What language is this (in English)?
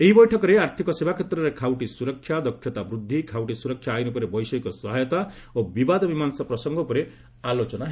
Odia